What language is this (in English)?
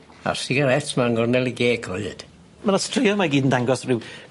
Welsh